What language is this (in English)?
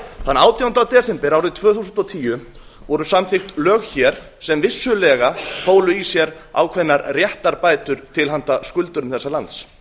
Icelandic